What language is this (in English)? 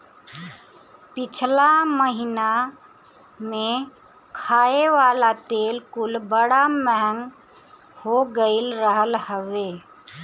Bhojpuri